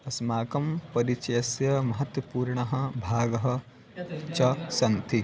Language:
Sanskrit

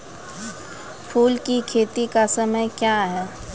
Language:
Maithili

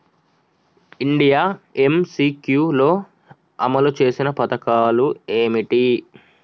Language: Telugu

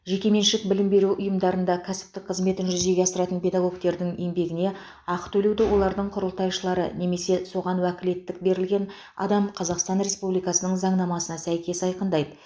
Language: Kazakh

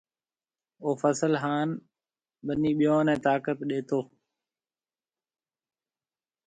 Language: Marwari (Pakistan)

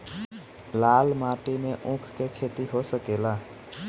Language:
Bhojpuri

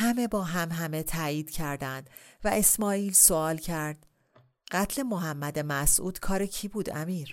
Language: Persian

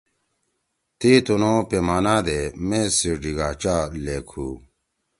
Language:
Torwali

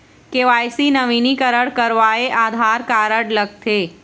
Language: Chhattisgarhi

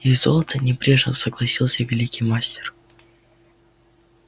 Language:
Russian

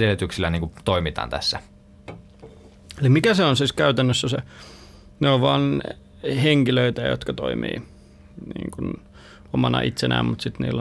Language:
Finnish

